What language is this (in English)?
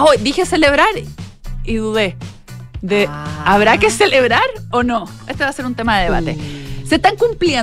Spanish